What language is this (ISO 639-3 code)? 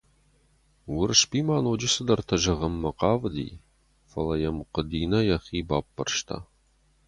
oss